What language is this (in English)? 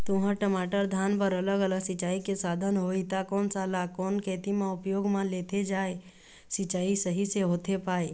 Chhattisgarhi